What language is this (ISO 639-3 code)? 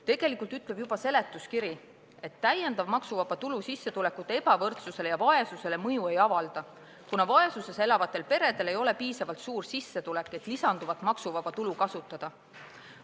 est